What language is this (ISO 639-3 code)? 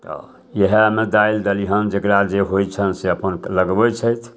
mai